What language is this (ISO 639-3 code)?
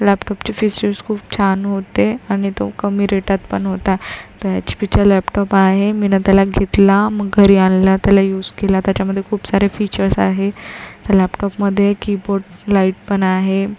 mar